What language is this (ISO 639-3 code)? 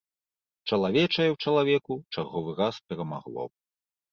bel